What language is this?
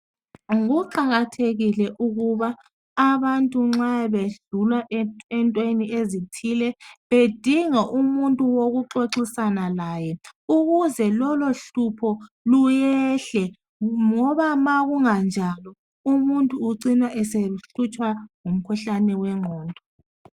North Ndebele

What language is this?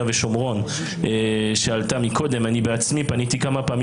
Hebrew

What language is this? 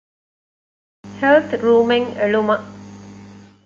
Divehi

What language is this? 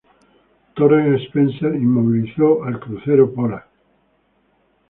Spanish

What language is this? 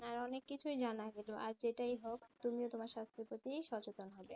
Bangla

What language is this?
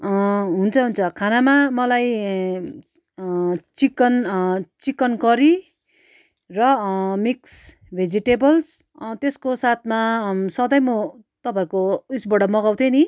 Nepali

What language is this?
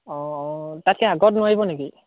Assamese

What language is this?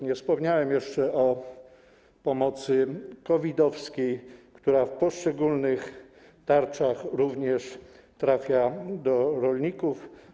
Polish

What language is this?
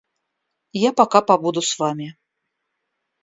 Russian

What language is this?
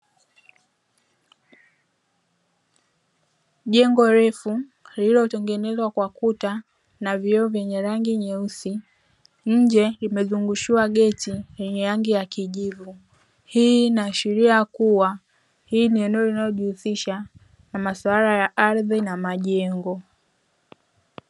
Swahili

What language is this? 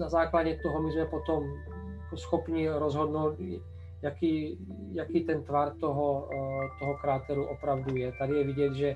Czech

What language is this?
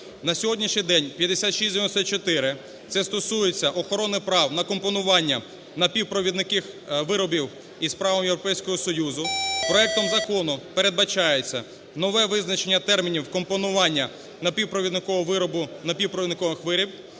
Ukrainian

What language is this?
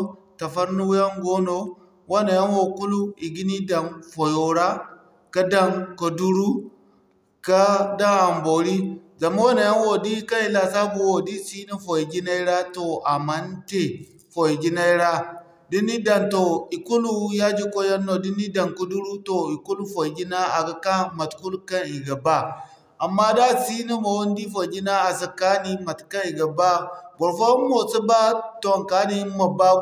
Zarma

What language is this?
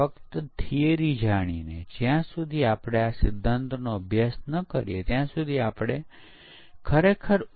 Gujarati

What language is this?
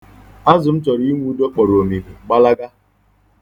Igbo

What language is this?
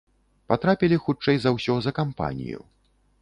Belarusian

